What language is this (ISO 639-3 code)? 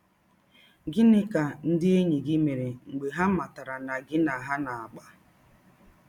ibo